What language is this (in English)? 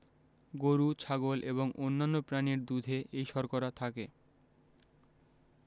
Bangla